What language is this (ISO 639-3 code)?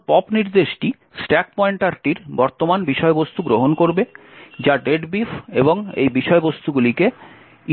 ben